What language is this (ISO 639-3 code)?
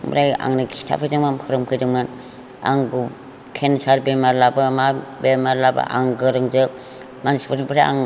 brx